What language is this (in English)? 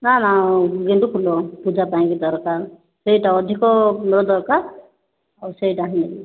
Odia